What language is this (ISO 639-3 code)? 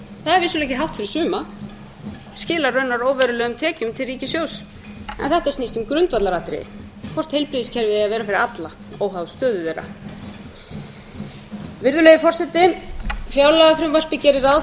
isl